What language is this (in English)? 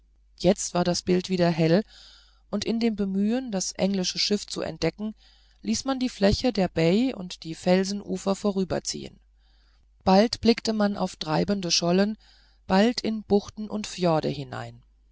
German